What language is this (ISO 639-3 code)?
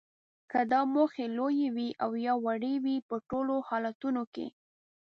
pus